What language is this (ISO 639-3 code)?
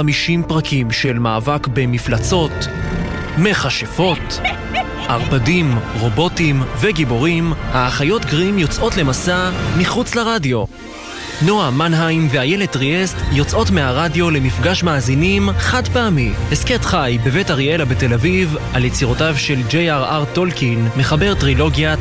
heb